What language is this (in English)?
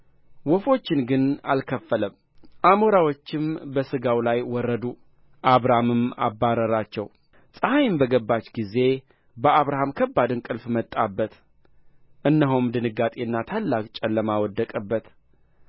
Amharic